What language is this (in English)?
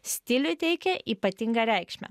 Lithuanian